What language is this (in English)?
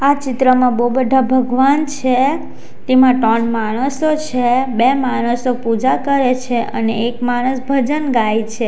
Gujarati